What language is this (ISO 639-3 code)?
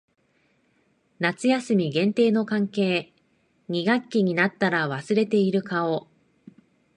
jpn